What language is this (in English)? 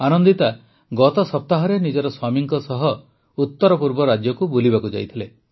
Odia